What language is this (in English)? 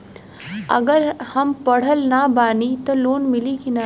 Bhojpuri